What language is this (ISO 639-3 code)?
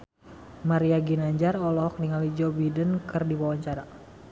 sun